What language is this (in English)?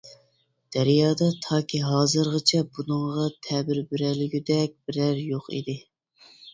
Uyghur